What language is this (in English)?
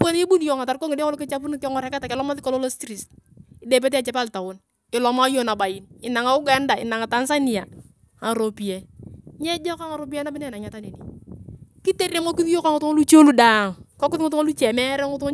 Turkana